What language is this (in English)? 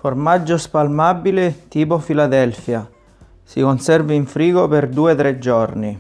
Italian